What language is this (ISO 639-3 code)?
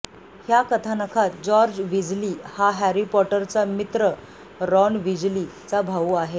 mar